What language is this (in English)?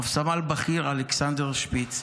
Hebrew